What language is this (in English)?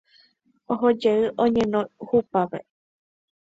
Guarani